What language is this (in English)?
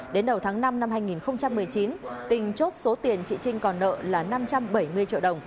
Vietnamese